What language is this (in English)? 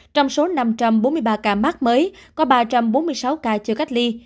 Vietnamese